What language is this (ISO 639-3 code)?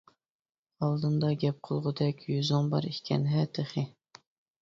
uig